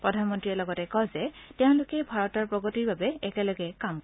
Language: Assamese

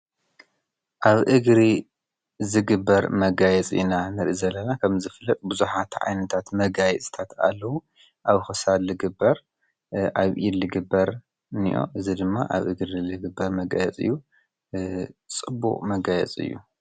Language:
Tigrinya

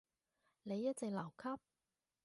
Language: Cantonese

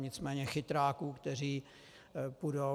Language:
Czech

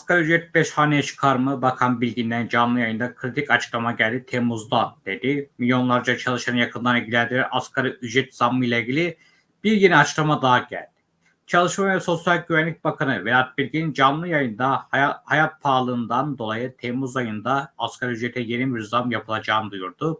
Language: Turkish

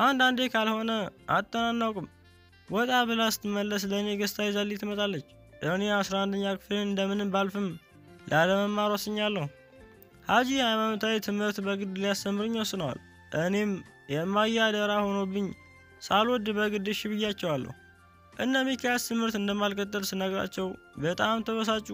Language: Turkish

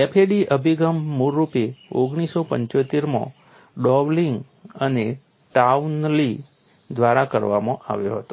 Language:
Gujarati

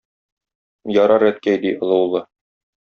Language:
Tatar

